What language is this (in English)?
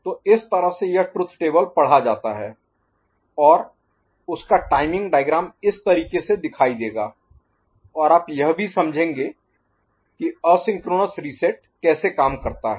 Hindi